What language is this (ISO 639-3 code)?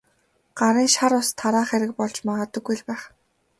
mon